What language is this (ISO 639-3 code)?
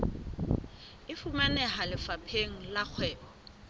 sot